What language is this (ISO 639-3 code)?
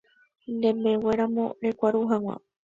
grn